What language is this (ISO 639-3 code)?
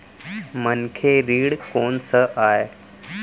hne